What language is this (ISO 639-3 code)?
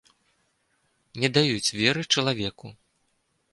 bel